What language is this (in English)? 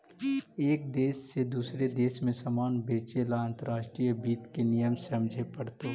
Magahi